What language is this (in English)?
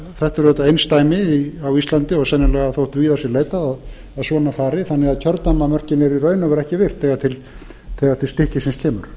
Icelandic